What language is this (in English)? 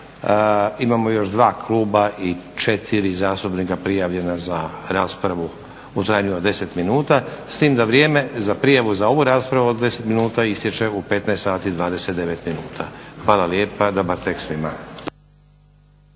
Croatian